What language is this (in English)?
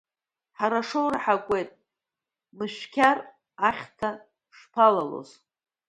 Abkhazian